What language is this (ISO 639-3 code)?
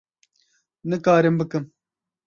kur